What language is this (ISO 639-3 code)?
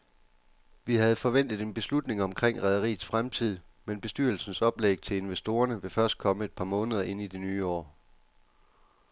dan